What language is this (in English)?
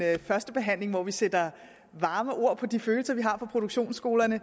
Danish